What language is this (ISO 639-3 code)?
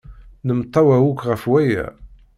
kab